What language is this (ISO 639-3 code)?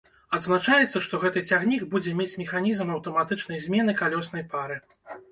bel